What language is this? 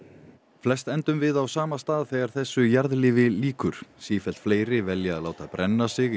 Icelandic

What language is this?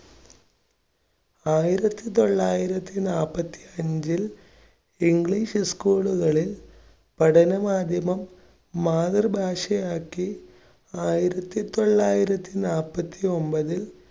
Malayalam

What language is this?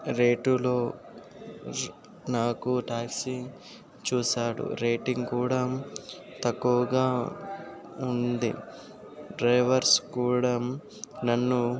Telugu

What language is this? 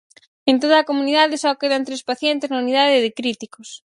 Galician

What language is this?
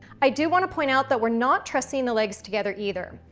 English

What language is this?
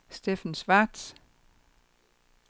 Danish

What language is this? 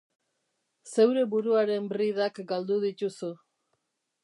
Basque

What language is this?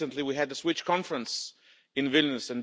English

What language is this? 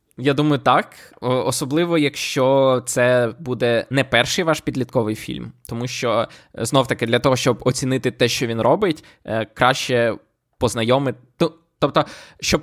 Ukrainian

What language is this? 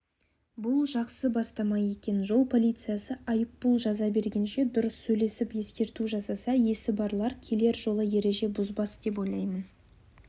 Kazakh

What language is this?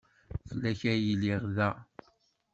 Kabyle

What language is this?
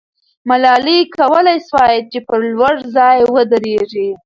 Pashto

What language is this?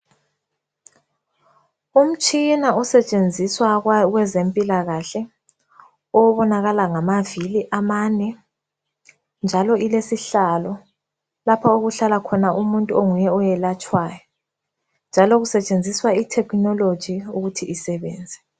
North Ndebele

